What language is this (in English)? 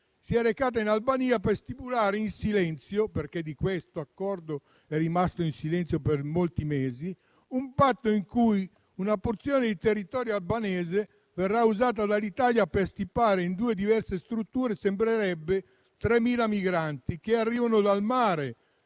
Italian